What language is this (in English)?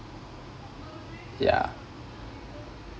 English